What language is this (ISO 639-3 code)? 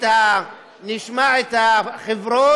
heb